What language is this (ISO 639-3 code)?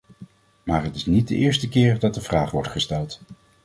nld